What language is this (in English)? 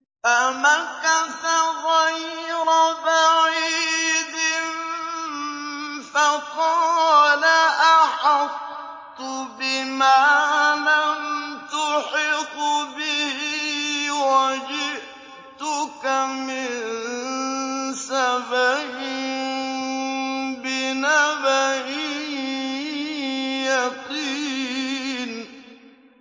Arabic